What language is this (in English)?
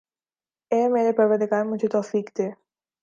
Urdu